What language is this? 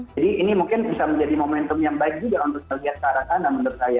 Indonesian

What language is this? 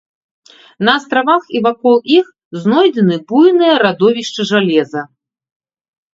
Belarusian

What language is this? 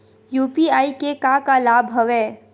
Chhattisgarhi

